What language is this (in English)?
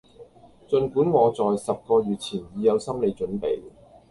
Cantonese